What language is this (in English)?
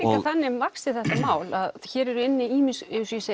Icelandic